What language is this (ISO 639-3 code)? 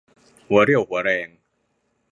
tha